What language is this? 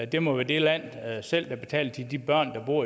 Danish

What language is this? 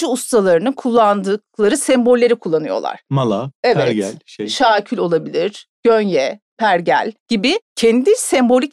Turkish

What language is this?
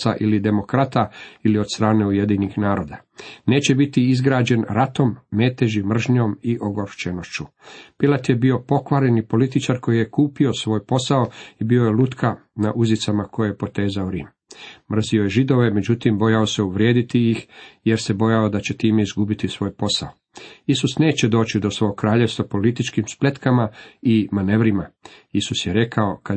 Croatian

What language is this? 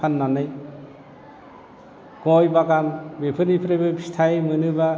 Bodo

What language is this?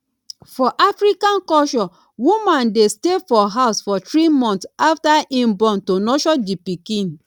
Nigerian Pidgin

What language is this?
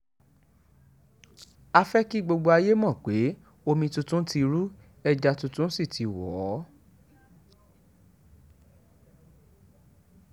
Yoruba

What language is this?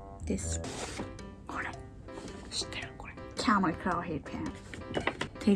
Japanese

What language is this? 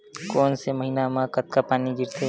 Chhattisgarhi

